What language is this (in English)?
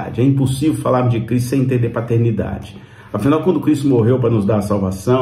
Portuguese